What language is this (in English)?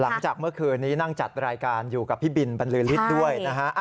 Thai